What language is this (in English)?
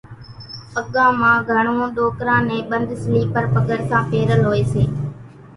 Kachi Koli